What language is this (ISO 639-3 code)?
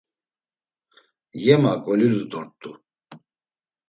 lzz